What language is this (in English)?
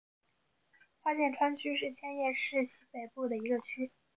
Chinese